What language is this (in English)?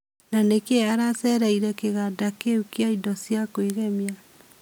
Kikuyu